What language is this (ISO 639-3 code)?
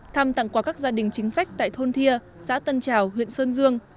vie